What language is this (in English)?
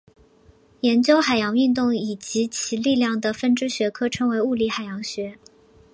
Chinese